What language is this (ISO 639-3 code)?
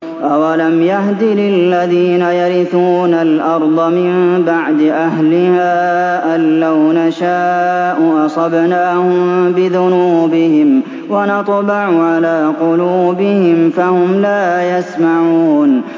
ara